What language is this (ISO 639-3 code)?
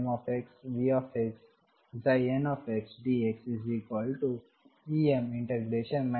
kan